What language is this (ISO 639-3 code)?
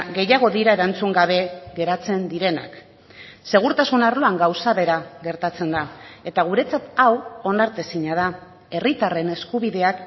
eus